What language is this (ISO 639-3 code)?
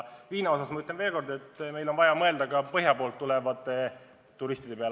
est